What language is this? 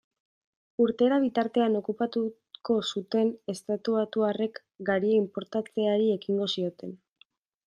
Basque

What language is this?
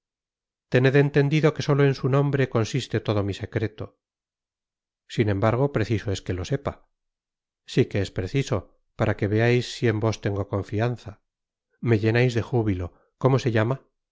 Spanish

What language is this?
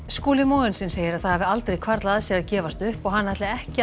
Icelandic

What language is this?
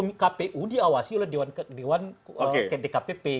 Indonesian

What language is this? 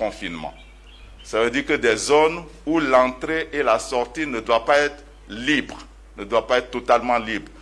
French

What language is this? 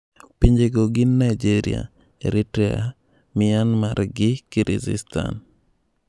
Luo (Kenya and Tanzania)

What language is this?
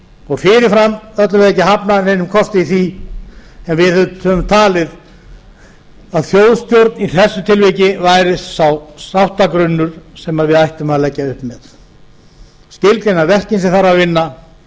Icelandic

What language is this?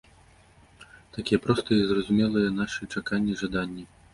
Belarusian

